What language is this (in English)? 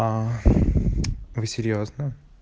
Russian